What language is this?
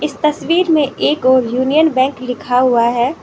Hindi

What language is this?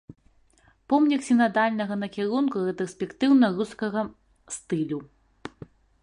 Belarusian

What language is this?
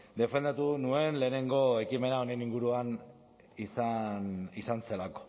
Basque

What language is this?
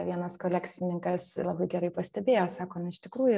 Lithuanian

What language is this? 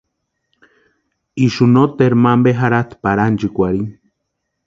Western Highland Purepecha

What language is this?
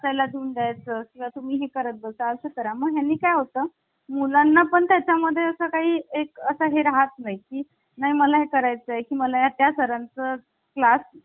Marathi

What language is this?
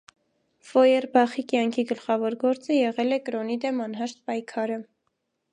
Armenian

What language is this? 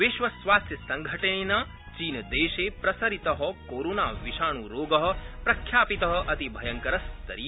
Sanskrit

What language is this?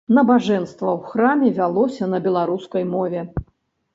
Belarusian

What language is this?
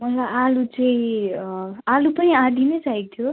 Nepali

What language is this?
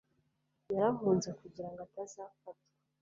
Kinyarwanda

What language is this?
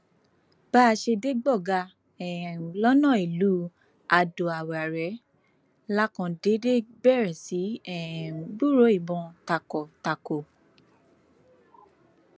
Yoruba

